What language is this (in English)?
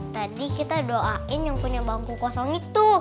Indonesian